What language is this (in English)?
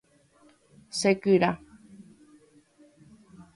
Guarani